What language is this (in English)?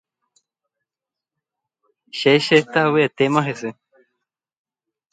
Guarani